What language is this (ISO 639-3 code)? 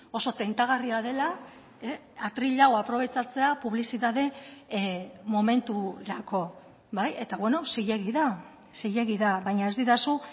eus